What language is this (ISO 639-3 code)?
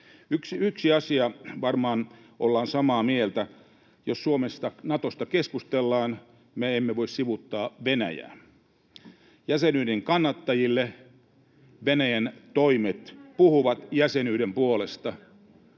fin